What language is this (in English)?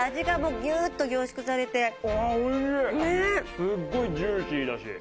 Japanese